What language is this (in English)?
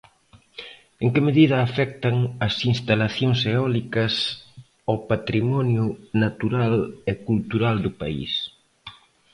Galician